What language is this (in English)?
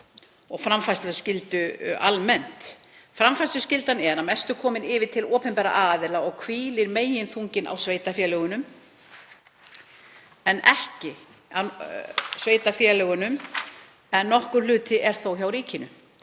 Icelandic